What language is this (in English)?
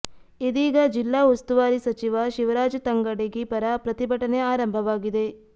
Kannada